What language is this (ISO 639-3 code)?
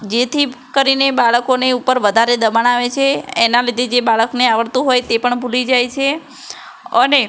guj